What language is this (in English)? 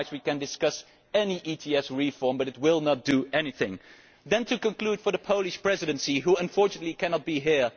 English